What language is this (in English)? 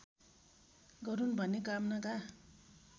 Nepali